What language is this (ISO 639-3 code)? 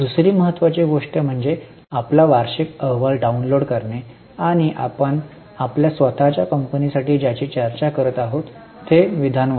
mar